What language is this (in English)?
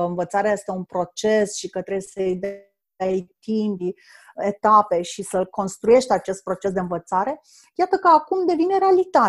Romanian